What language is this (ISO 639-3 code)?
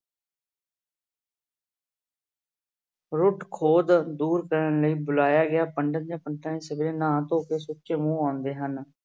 pan